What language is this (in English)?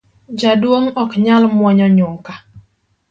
Luo (Kenya and Tanzania)